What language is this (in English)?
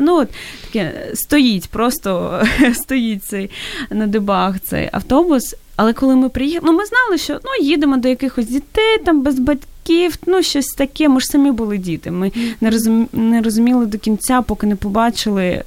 Ukrainian